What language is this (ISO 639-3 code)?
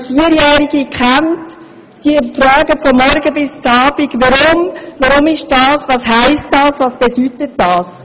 gsw